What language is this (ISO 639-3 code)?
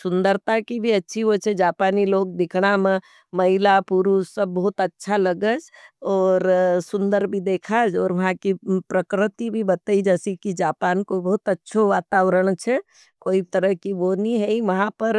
noe